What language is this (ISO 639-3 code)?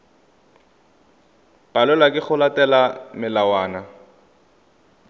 tsn